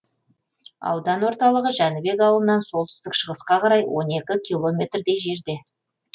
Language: Kazakh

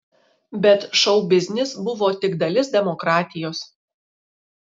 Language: Lithuanian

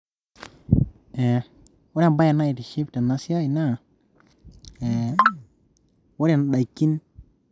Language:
Masai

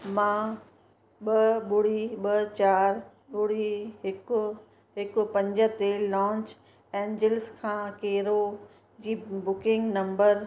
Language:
Sindhi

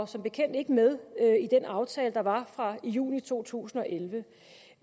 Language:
Danish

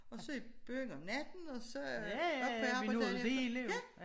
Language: Danish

